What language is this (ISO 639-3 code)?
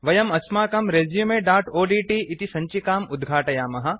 san